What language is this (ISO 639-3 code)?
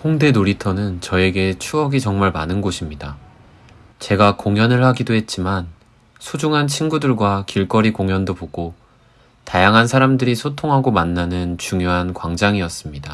kor